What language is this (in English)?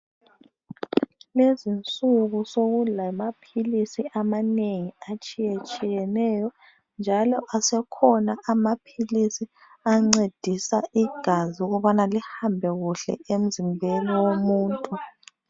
North Ndebele